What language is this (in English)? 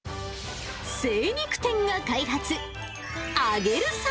Japanese